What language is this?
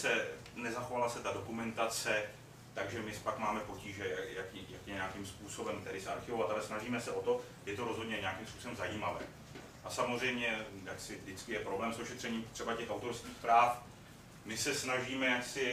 Czech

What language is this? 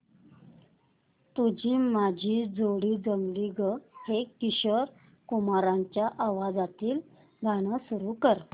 Marathi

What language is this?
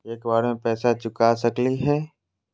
Magahi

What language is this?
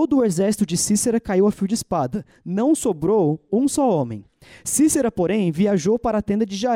Portuguese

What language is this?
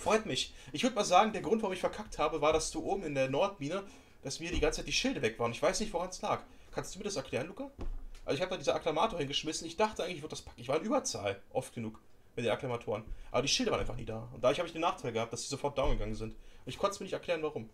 German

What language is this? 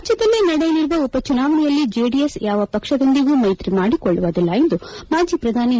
Kannada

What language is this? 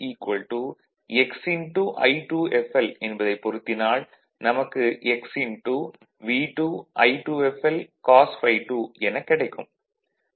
Tamil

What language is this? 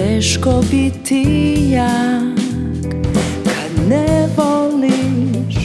Latvian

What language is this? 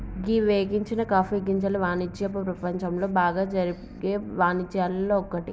Telugu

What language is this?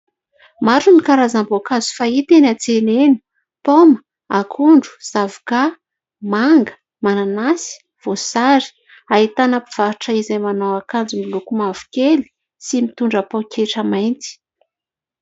Malagasy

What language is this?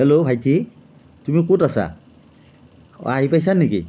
Assamese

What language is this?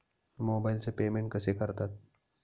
Marathi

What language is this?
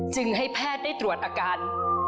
Thai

